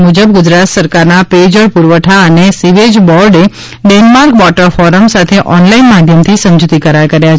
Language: Gujarati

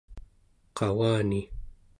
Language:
Central Yupik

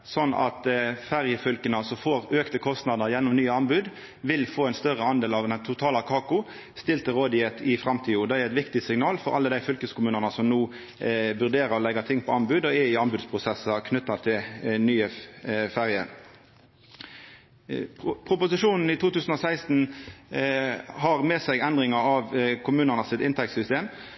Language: Norwegian Nynorsk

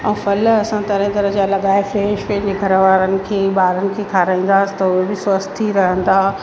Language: Sindhi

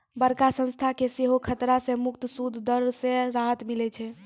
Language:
Maithili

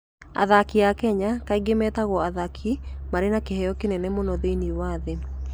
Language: Kikuyu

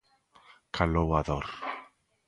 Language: Galician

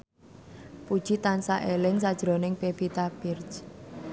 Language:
Javanese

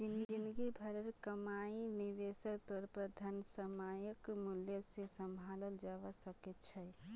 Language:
Magahi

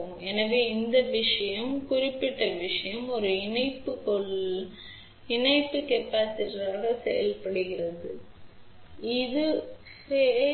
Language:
Tamil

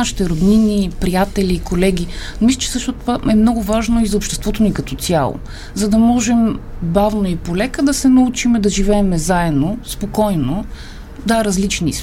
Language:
Bulgarian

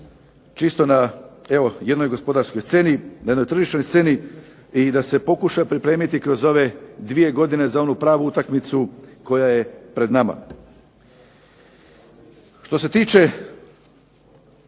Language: Croatian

